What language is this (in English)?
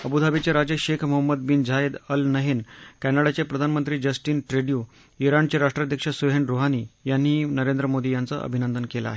Marathi